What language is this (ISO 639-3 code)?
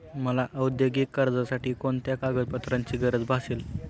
mar